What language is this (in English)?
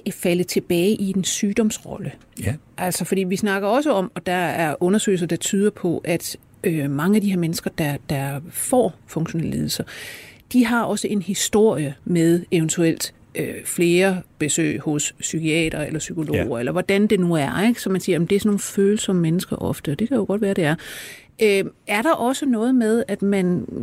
Danish